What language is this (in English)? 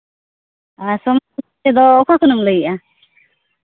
Santali